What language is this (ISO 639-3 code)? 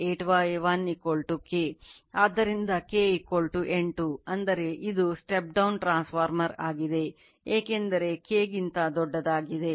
kan